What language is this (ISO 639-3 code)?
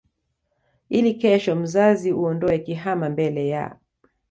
swa